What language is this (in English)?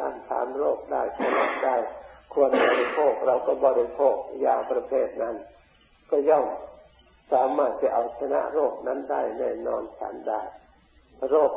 Thai